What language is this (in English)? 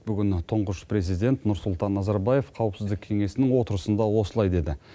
Kazakh